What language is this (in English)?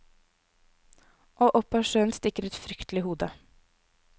Norwegian